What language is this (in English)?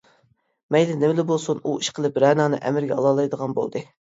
Uyghur